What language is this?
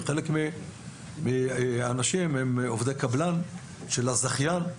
Hebrew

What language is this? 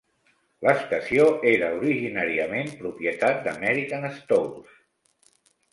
Catalan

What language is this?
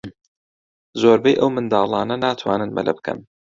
Central Kurdish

